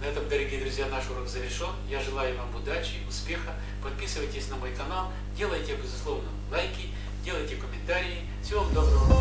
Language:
Russian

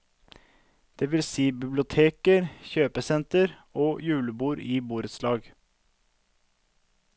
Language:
Norwegian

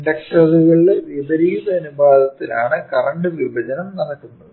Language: Malayalam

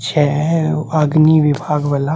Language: Maithili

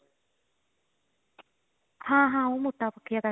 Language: Punjabi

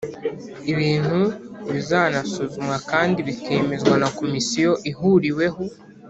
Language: Kinyarwanda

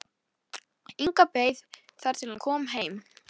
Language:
Icelandic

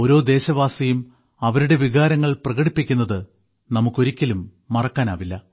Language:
Malayalam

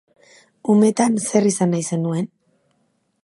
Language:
Basque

